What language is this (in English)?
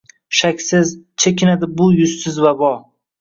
Uzbek